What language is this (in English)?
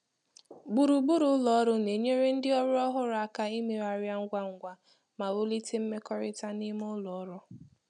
Igbo